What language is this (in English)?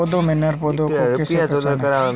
Hindi